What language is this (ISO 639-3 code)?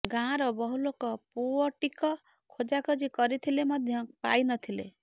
ori